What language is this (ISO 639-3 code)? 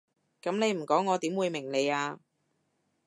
yue